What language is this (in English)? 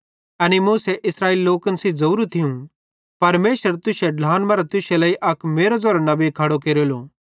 Bhadrawahi